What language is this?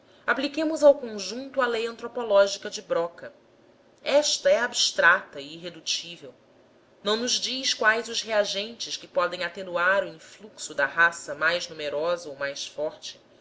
Portuguese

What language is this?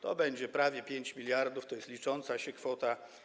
Polish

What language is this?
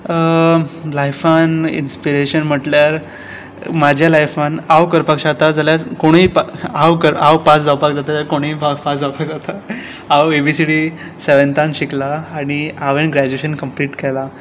Konkani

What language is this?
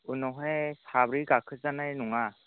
Bodo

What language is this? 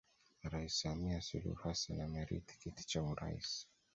Swahili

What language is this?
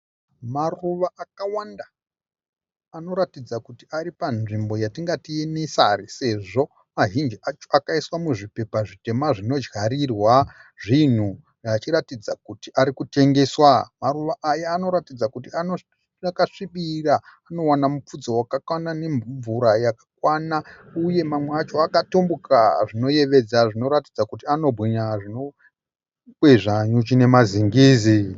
Shona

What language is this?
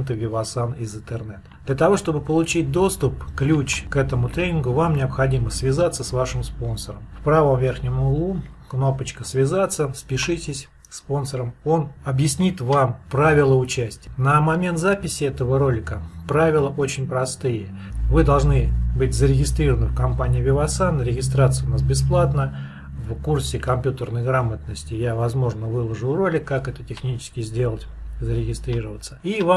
Russian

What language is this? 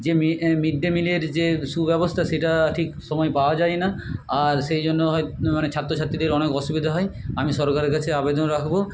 Bangla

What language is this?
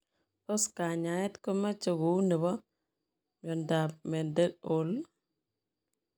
Kalenjin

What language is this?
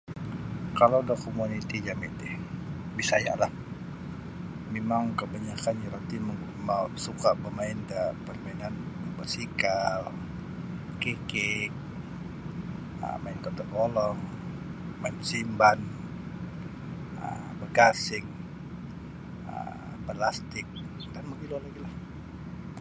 Sabah Bisaya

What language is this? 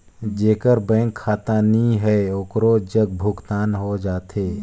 Chhattisgarhi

